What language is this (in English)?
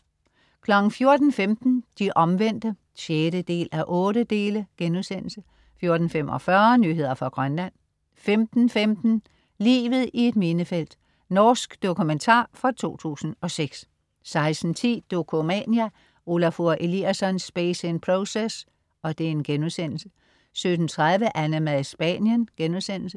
Danish